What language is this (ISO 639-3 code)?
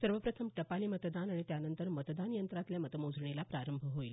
mar